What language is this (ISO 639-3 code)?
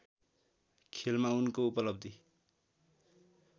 nep